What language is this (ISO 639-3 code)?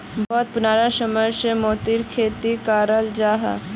mag